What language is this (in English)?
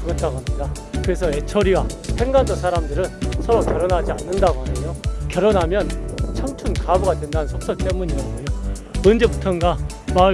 Korean